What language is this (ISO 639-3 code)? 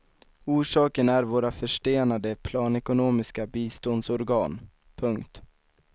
swe